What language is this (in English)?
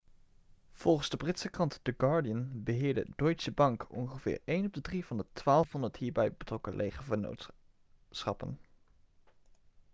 Dutch